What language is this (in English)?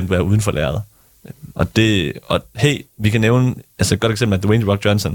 Danish